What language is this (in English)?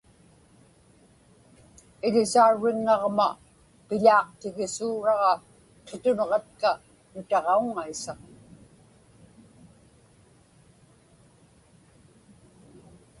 Inupiaq